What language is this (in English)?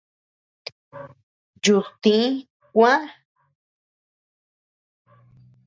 Tepeuxila Cuicatec